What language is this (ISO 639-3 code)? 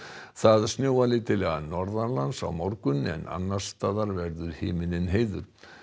isl